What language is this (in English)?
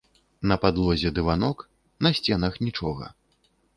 Belarusian